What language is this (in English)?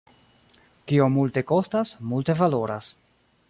Esperanto